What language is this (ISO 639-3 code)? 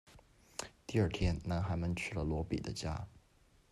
zho